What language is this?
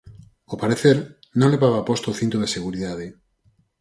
Galician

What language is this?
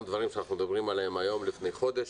Hebrew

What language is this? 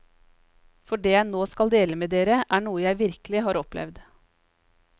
Norwegian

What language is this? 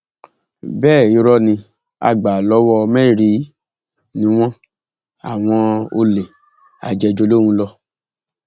Yoruba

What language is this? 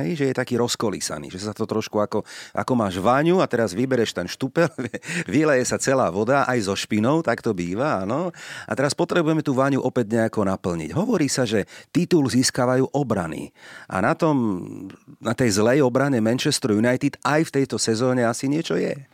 Slovak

